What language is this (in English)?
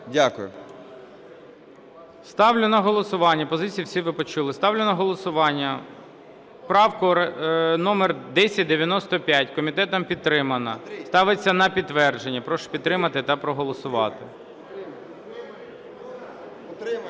Ukrainian